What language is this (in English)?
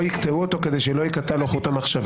Hebrew